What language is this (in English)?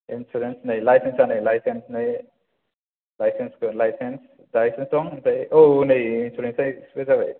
Bodo